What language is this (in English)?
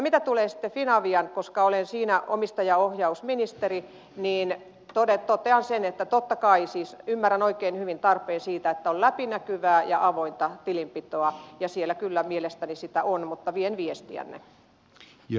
Finnish